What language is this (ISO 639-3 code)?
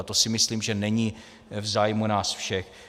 ces